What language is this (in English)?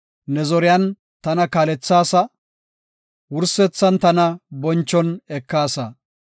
Gofa